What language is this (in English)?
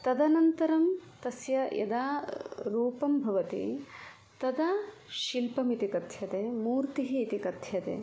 Sanskrit